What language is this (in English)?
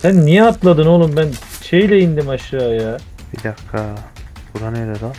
Turkish